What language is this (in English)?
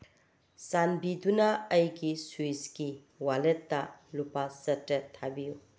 Manipuri